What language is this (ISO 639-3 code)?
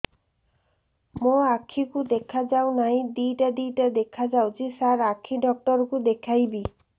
ori